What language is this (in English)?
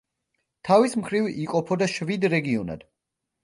Georgian